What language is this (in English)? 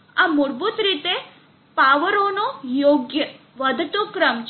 Gujarati